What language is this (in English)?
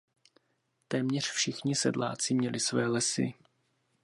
Czech